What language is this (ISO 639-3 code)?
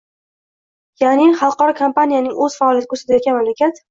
uzb